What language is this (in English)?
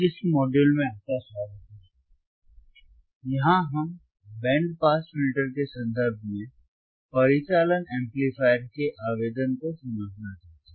Hindi